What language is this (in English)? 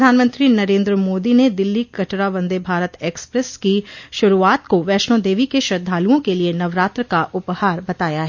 Hindi